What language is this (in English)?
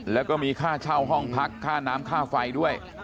Thai